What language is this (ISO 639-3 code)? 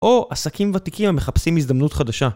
heb